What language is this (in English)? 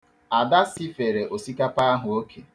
Igbo